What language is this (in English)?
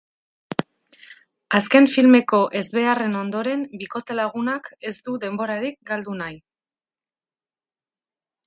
Basque